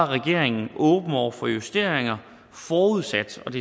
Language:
Danish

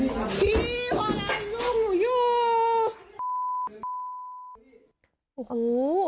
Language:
Thai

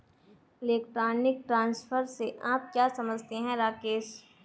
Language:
Hindi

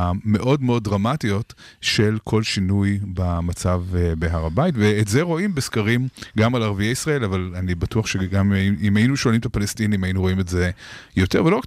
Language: Hebrew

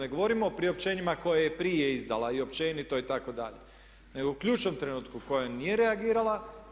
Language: Croatian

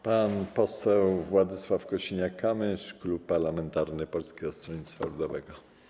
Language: Polish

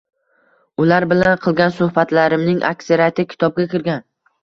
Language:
Uzbek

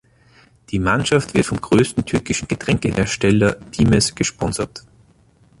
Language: German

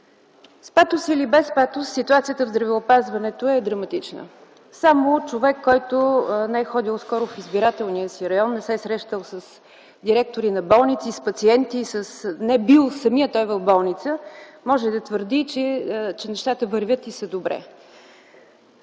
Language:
Bulgarian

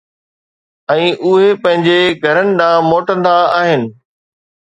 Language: Sindhi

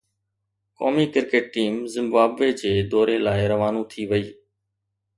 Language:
Sindhi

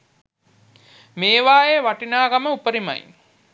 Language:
Sinhala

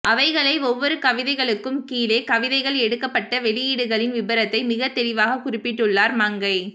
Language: Tamil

